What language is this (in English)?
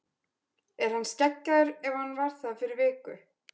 Icelandic